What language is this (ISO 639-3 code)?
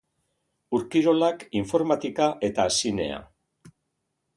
eus